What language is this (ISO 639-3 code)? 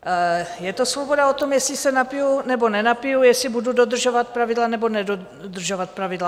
ces